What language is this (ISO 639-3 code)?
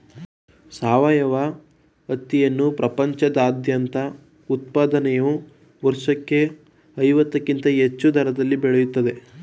kan